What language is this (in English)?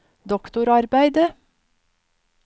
Norwegian